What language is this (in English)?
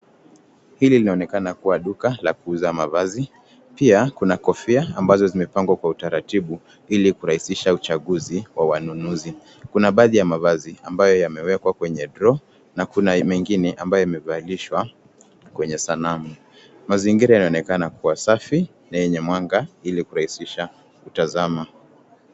Swahili